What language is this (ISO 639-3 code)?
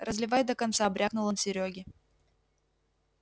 rus